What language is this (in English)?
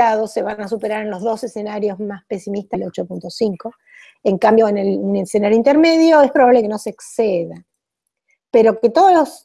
Spanish